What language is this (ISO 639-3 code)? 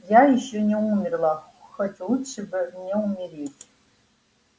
rus